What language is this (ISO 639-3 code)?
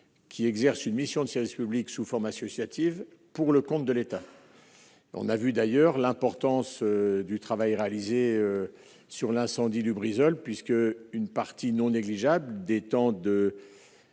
fra